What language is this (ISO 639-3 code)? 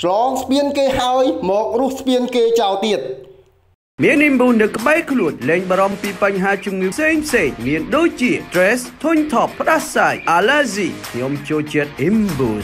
tha